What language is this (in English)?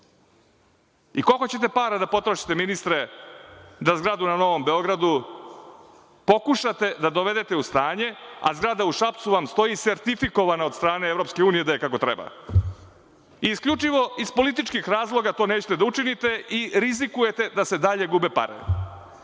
Serbian